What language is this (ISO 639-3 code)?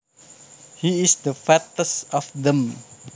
jav